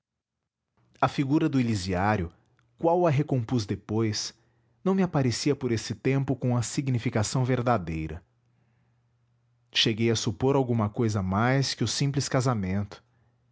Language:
Portuguese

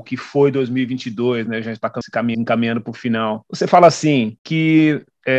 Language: Portuguese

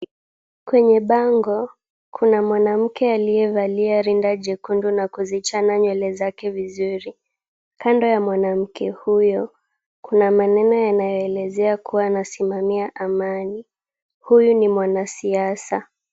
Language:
Swahili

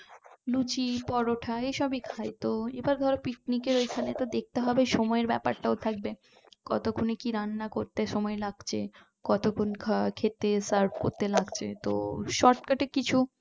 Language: Bangla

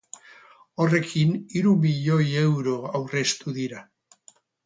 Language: Basque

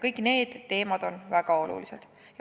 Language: Estonian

